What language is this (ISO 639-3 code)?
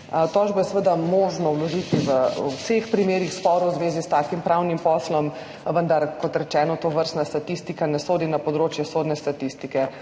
slv